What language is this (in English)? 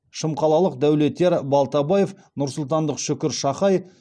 Kazakh